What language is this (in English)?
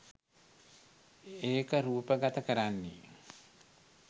Sinhala